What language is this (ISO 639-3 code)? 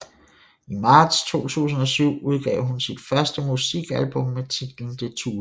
dan